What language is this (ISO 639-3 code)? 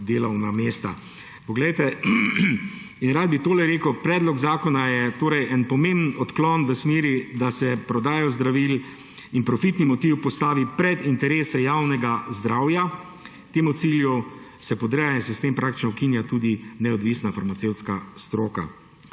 slv